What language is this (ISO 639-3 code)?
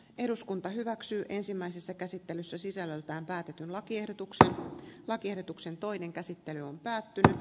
fin